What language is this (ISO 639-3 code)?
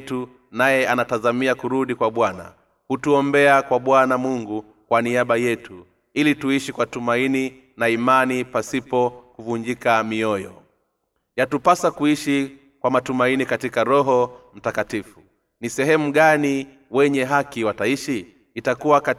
swa